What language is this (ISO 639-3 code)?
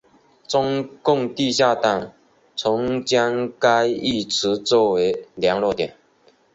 zho